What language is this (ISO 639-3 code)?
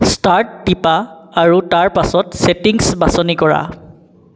asm